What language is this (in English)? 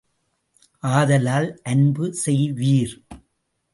Tamil